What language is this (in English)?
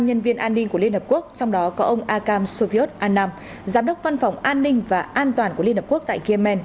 Vietnamese